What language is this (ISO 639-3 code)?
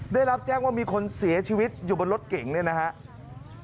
tha